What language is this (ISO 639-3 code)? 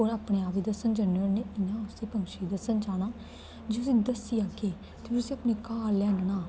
doi